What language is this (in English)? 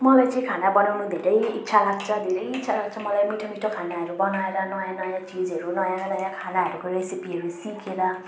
Nepali